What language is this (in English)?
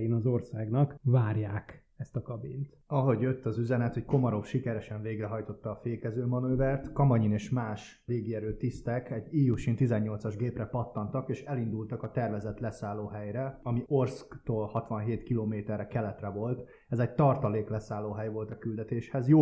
Hungarian